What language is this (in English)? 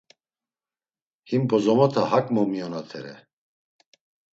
Laz